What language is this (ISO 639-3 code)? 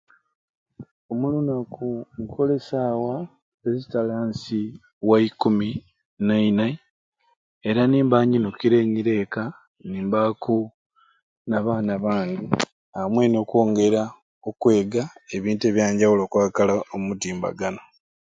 ruc